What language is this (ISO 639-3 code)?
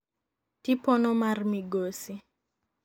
luo